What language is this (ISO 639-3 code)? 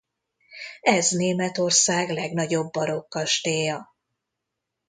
hun